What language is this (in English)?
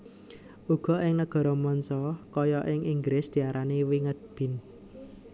Javanese